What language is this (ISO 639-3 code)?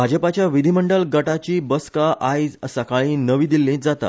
kok